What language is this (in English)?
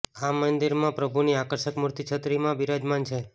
Gujarati